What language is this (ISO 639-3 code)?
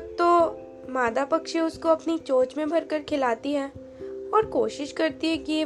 hin